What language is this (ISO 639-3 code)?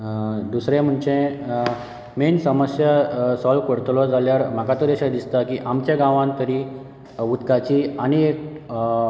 kok